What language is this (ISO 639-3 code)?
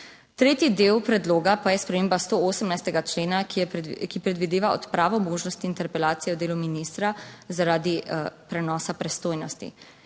slv